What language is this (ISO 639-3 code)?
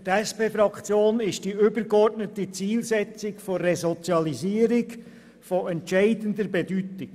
gsw